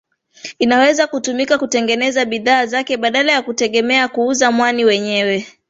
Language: Swahili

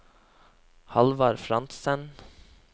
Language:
Norwegian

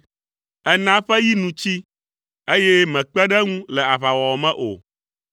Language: Ewe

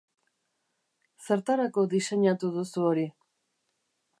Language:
Basque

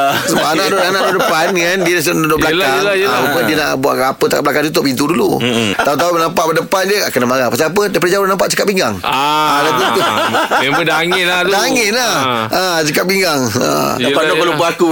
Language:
Malay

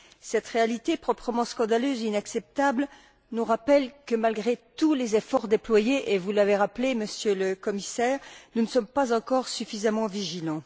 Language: French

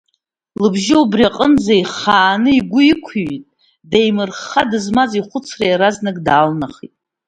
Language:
Abkhazian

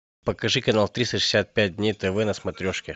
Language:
Russian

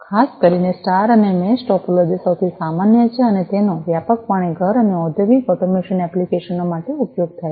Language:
Gujarati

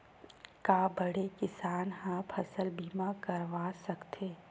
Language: Chhattisgarhi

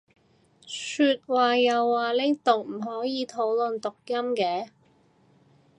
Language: Cantonese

